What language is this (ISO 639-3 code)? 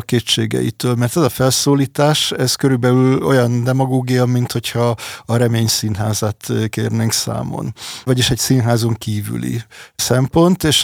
hun